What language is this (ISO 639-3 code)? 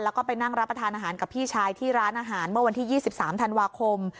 tha